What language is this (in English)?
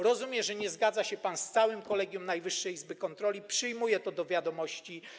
Polish